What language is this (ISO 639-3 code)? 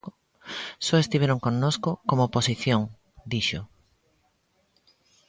glg